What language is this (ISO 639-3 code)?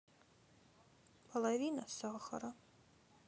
rus